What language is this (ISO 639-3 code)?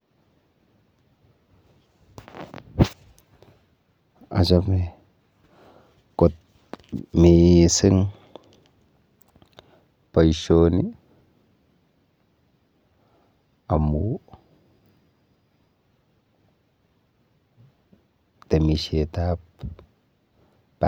kln